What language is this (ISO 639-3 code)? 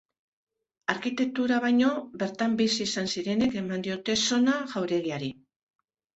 eus